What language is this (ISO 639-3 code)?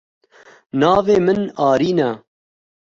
kur